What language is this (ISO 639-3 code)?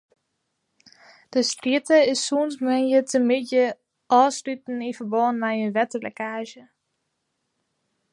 fry